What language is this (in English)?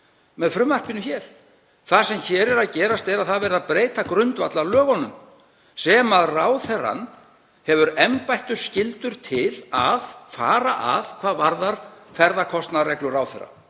Icelandic